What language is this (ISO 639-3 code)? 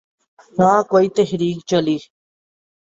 urd